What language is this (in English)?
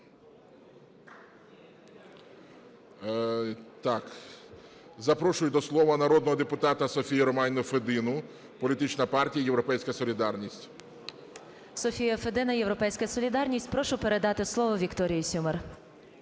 Ukrainian